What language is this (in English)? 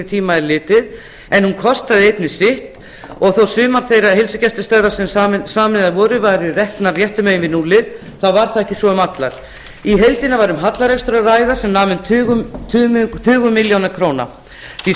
Icelandic